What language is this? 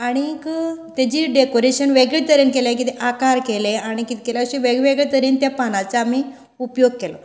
Konkani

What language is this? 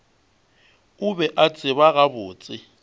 Northern Sotho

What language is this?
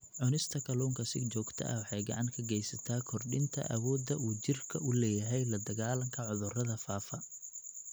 Somali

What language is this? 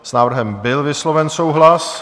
Czech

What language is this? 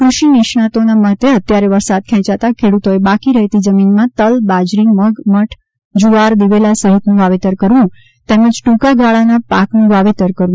Gujarati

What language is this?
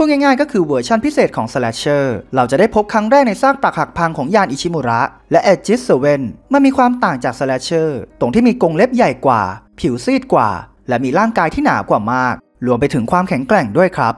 Thai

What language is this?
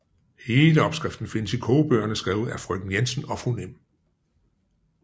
Danish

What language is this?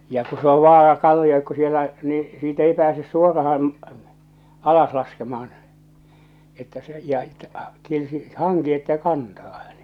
Finnish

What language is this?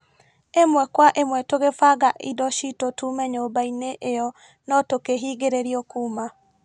Kikuyu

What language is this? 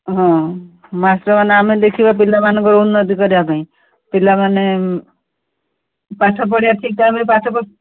Odia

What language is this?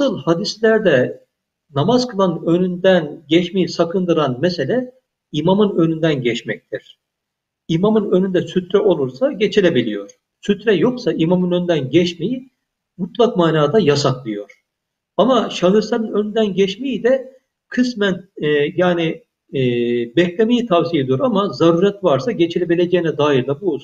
Turkish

